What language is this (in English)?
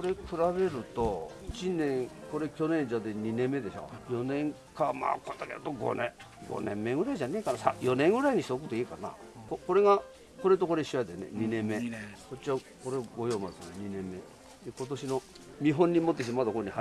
Japanese